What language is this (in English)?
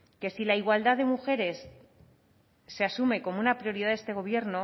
Spanish